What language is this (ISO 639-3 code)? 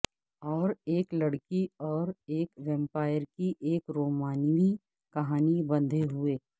urd